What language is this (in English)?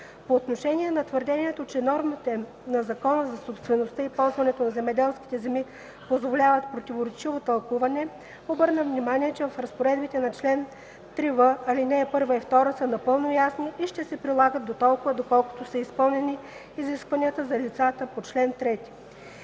Bulgarian